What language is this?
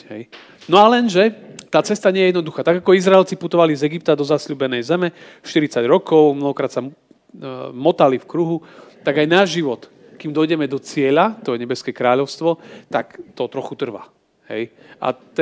Slovak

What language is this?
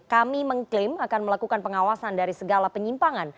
Indonesian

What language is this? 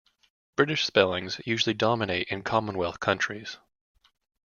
English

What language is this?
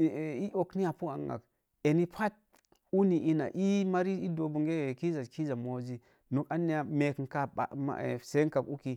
Mom Jango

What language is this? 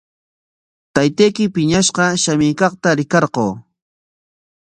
Corongo Ancash Quechua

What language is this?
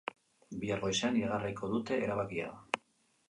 Basque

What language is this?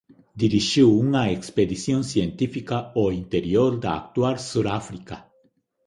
Galician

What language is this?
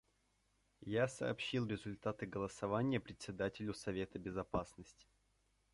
Russian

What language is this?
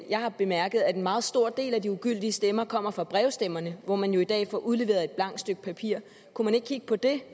Danish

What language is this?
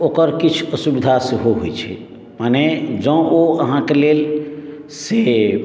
Maithili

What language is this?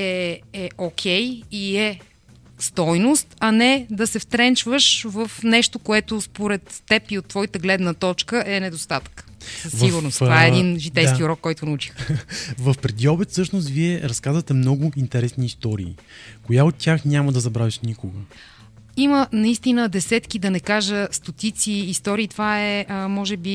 Bulgarian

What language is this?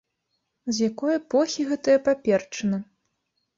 Belarusian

